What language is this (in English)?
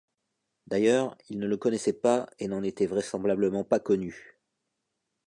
French